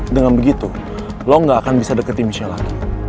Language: Indonesian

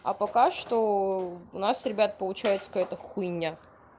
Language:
Russian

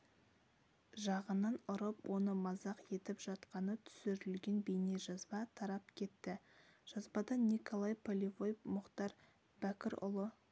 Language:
Kazakh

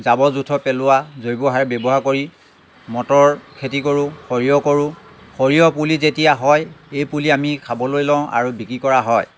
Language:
Assamese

